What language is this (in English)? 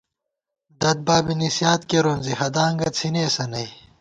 Gawar-Bati